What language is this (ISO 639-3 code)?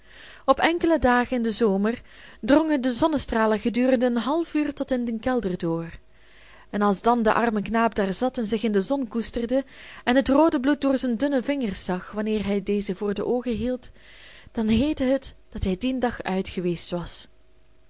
nld